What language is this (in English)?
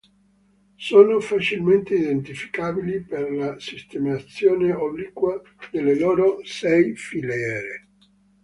Italian